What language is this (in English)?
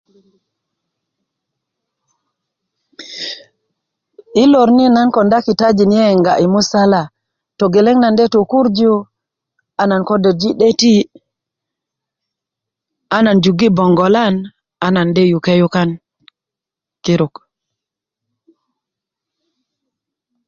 Kuku